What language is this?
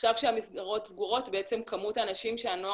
Hebrew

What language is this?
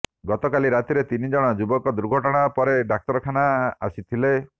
Odia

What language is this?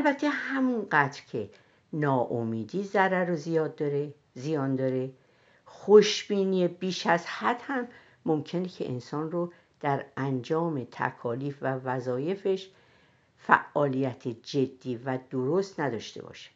Persian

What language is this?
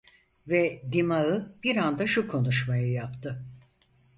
Turkish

